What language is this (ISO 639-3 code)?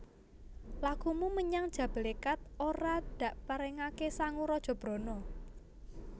jav